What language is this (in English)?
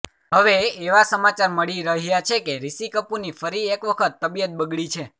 Gujarati